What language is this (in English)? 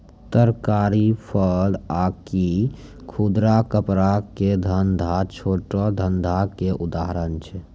Maithili